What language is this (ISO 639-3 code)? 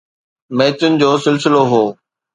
snd